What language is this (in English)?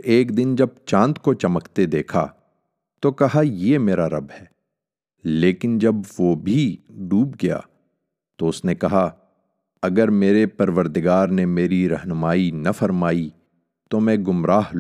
Urdu